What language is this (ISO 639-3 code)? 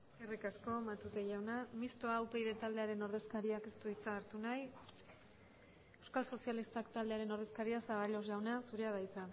eus